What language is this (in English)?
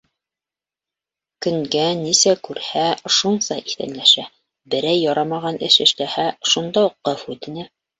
Bashkir